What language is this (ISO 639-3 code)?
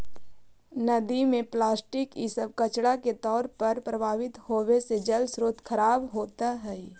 mag